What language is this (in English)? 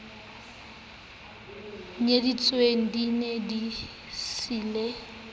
Southern Sotho